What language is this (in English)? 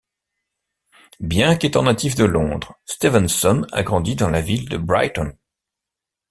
French